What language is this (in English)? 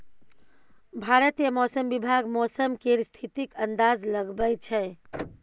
Maithili